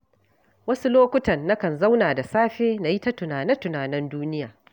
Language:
Hausa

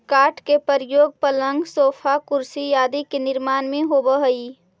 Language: Magahi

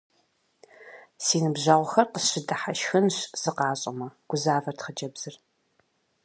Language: Kabardian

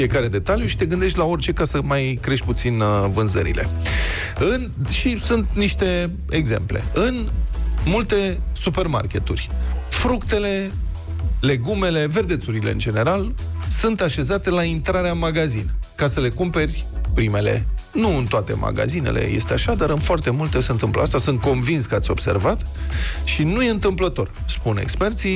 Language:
Romanian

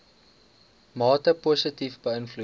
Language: Afrikaans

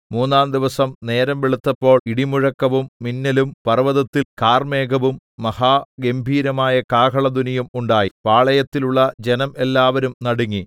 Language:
Malayalam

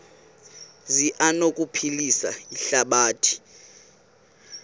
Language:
Xhosa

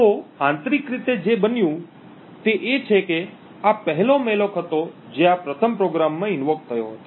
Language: Gujarati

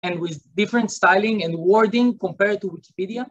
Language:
Hebrew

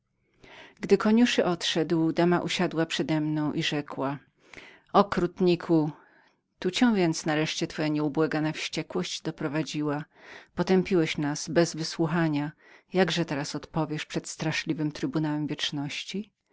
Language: Polish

